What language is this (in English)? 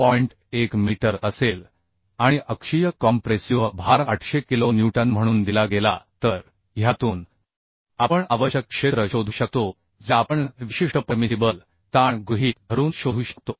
Marathi